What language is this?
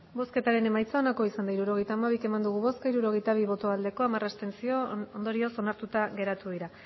Basque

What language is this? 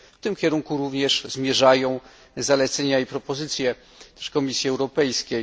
Polish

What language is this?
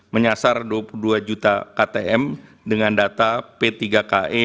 Indonesian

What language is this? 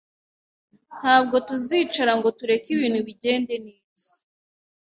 Kinyarwanda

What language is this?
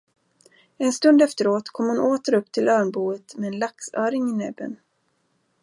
Swedish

